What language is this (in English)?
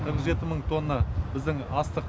Kazakh